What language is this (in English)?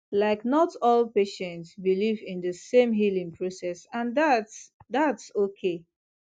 Nigerian Pidgin